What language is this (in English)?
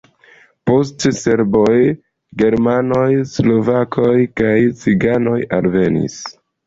Esperanto